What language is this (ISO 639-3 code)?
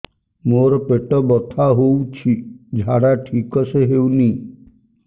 ori